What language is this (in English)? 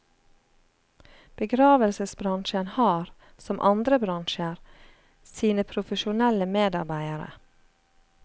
Norwegian